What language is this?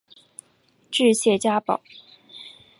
Chinese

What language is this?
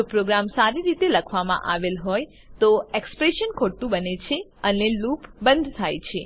Gujarati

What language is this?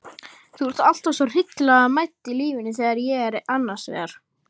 Icelandic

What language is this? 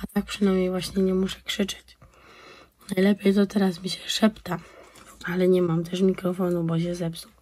Polish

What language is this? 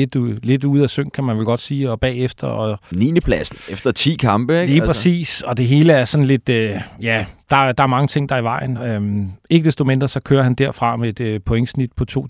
Danish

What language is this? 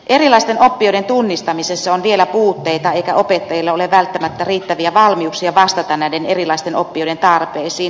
Finnish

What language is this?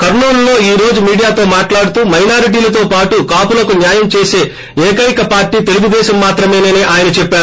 Telugu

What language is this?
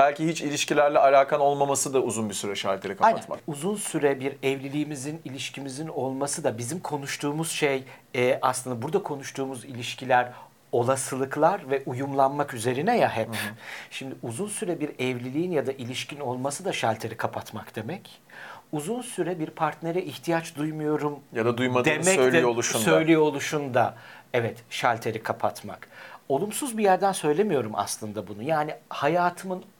Turkish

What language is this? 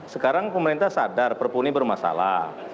Indonesian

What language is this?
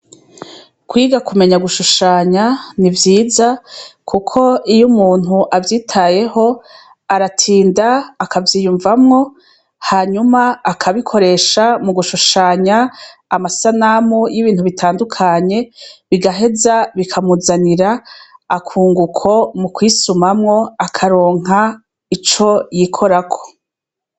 Rundi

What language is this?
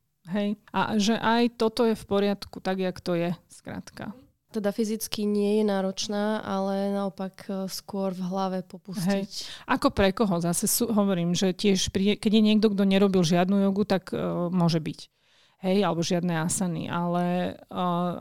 Slovak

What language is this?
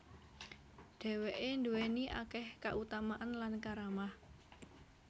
Javanese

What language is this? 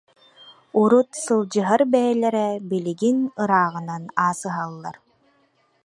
Yakut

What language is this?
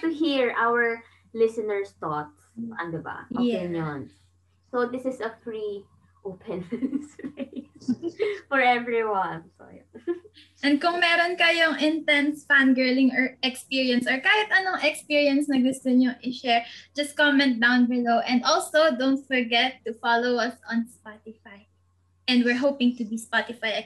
Filipino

